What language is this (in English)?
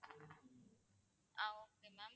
Tamil